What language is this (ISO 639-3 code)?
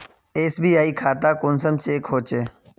mag